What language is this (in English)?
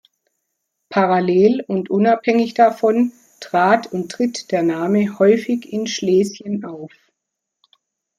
German